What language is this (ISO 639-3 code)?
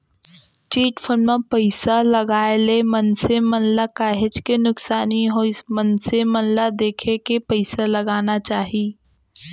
hne